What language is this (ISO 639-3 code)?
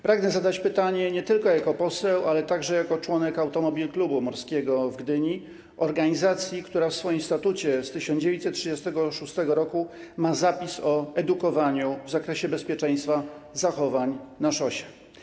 pol